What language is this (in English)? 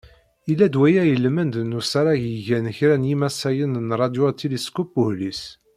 Kabyle